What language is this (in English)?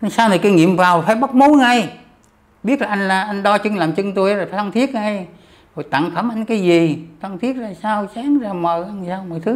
Vietnamese